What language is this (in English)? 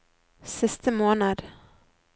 Norwegian